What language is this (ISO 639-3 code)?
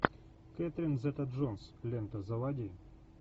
rus